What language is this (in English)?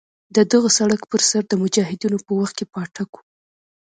Pashto